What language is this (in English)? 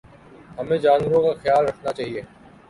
Urdu